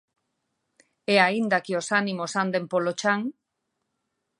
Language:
Galician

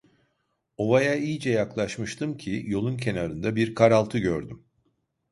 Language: Turkish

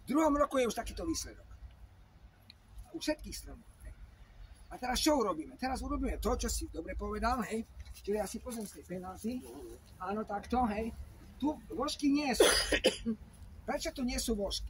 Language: Polish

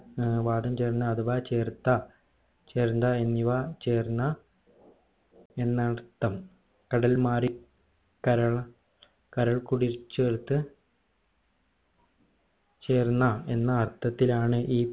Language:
Malayalam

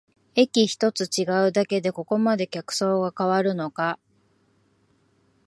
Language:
Japanese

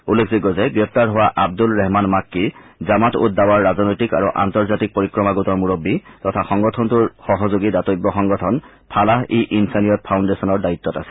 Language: Assamese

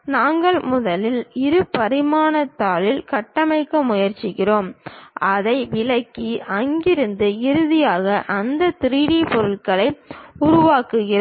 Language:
Tamil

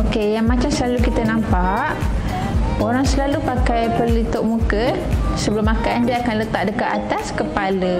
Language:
Malay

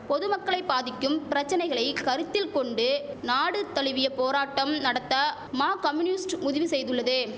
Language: Tamil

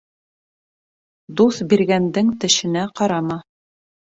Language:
Bashkir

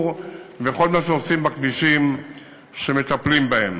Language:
Hebrew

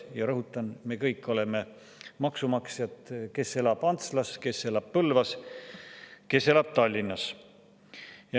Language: Estonian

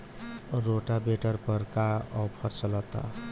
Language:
Bhojpuri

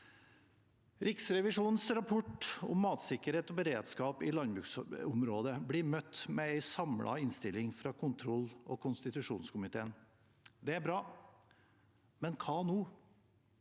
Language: Norwegian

